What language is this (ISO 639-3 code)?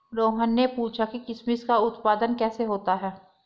hin